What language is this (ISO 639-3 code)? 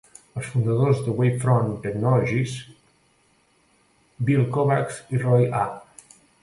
cat